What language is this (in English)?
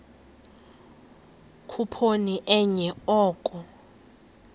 Xhosa